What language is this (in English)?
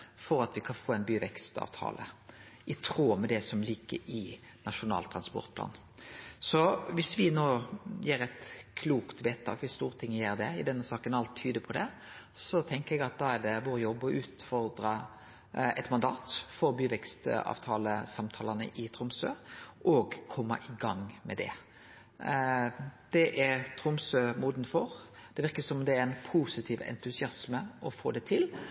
Norwegian Nynorsk